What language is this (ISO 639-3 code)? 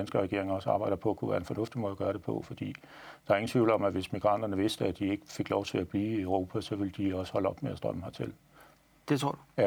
dan